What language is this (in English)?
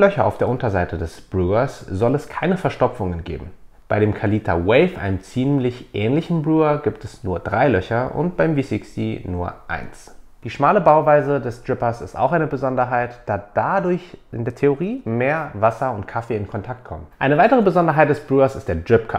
German